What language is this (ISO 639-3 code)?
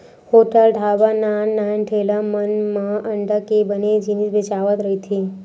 hne